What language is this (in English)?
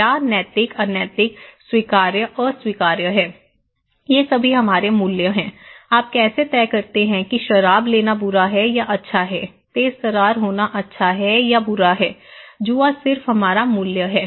Hindi